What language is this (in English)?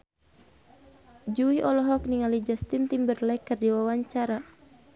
Sundanese